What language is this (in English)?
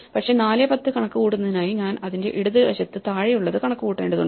Malayalam